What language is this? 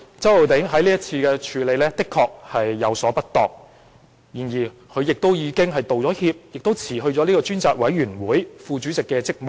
Cantonese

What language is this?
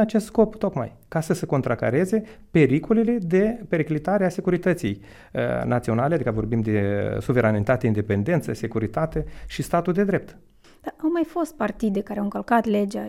Romanian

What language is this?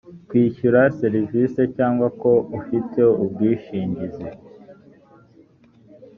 Kinyarwanda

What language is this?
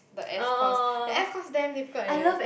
English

